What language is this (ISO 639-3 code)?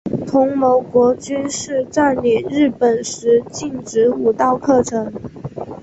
zho